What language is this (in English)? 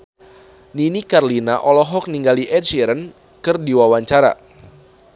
Sundanese